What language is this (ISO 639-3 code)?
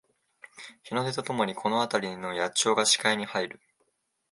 jpn